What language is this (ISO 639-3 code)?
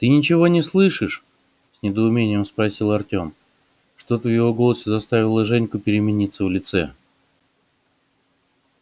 rus